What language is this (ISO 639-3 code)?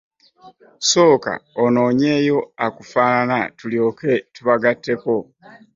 lug